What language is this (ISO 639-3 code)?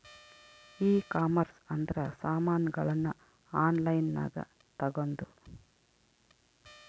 kan